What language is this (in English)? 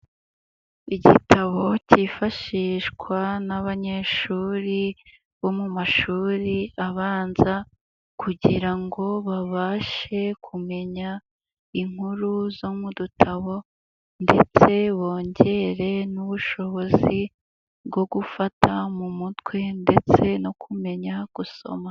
Kinyarwanda